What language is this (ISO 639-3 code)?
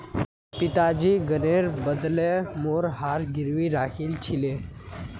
mag